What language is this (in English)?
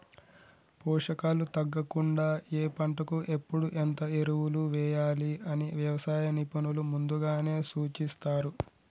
Telugu